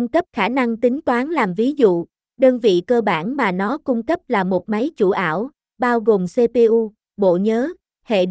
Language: Vietnamese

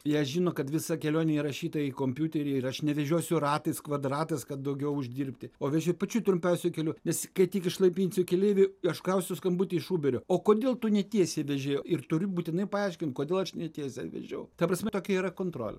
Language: Lithuanian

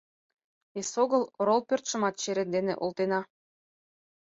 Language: Mari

